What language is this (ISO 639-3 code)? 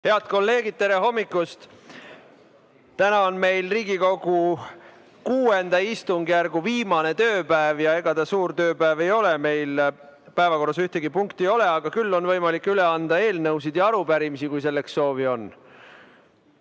est